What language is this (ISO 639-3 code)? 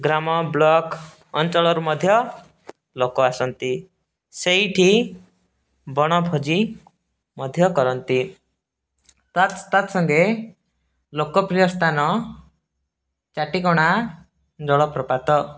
ori